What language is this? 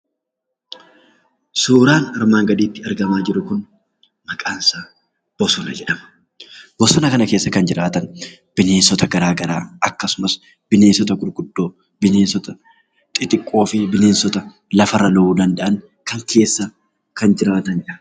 Oromo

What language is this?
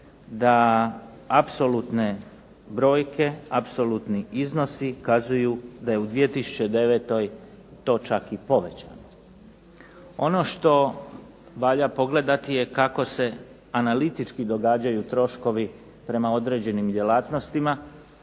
Croatian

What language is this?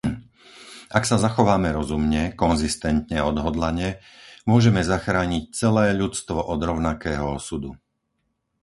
Slovak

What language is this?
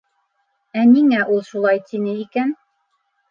Bashkir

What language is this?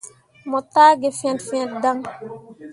Mundang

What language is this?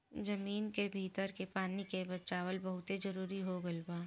Bhojpuri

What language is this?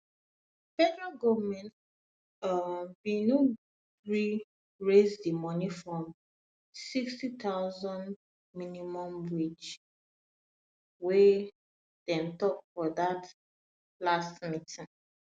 Nigerian Pidgin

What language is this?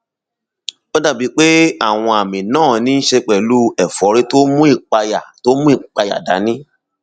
Yoruba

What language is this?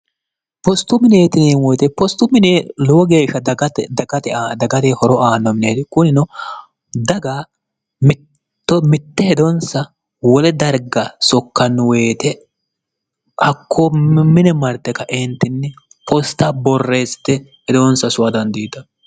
Sidamo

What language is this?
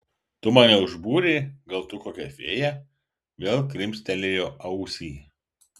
Lithuanian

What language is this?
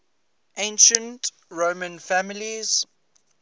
English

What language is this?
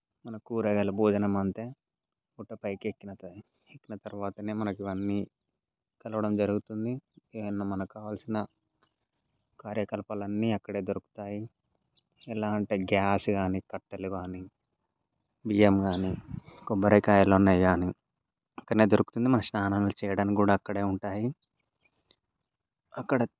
Telugu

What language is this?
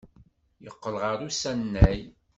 Kabyle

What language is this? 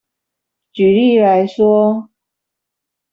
Chinese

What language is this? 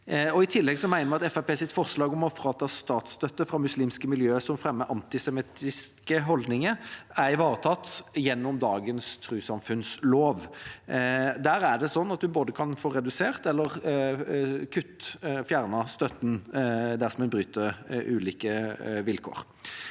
Norwegian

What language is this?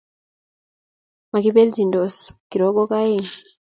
Kalenjin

